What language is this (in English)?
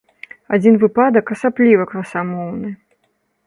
Belarusian